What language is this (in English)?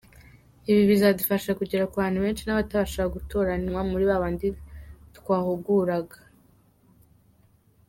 Kinyarwanda